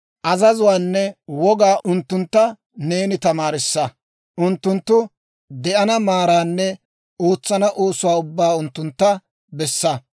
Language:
Dawro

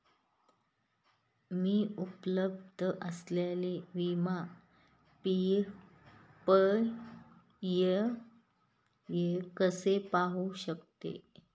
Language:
Marathi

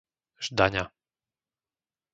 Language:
Slovak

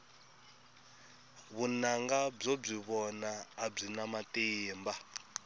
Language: Tsonga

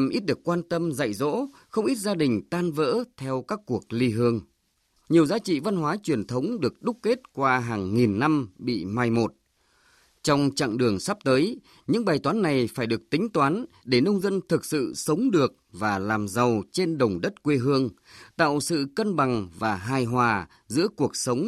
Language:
Vietnamese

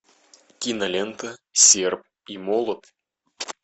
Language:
Russian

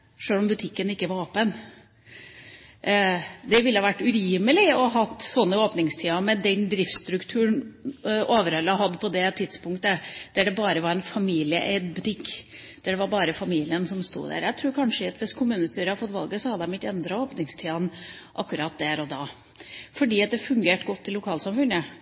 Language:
Norwegian Bokmål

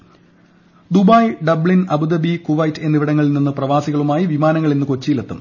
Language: Malayalam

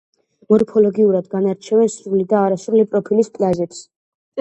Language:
Georgian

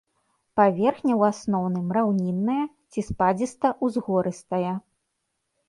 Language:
Belarusian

